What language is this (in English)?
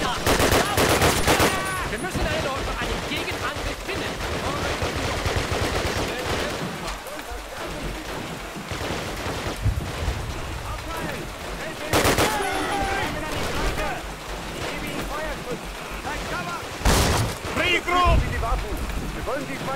Polish